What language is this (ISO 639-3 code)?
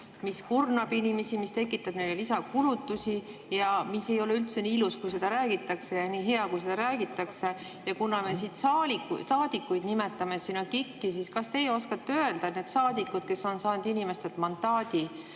est